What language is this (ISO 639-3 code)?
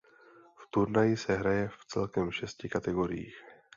ces